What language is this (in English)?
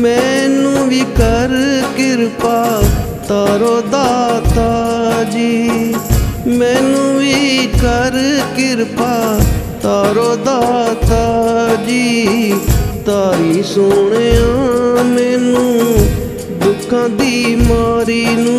Hindi